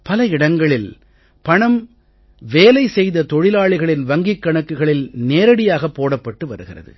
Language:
Tamil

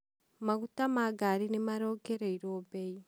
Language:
Kikuyu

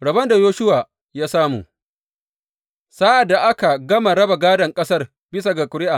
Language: Hausa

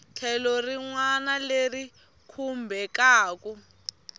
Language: Tsonga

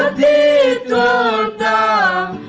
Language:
English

